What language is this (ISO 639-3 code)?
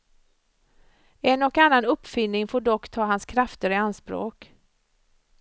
swe